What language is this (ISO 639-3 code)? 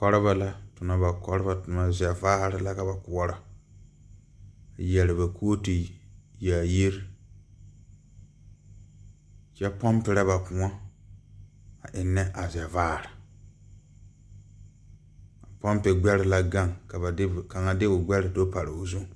dga